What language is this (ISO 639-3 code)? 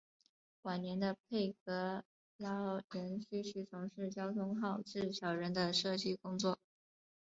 zho